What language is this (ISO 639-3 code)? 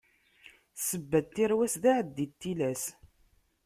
kab